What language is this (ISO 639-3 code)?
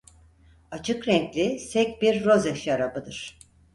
tur